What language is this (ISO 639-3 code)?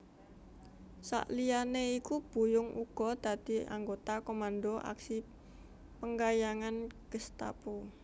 jav